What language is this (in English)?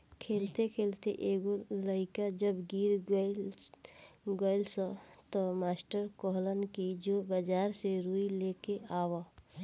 Bhojpuri